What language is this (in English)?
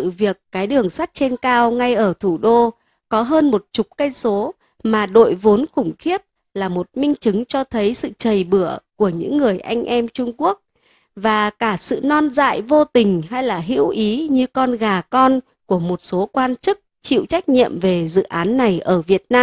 Vietnamese